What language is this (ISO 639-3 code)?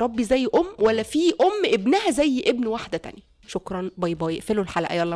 ara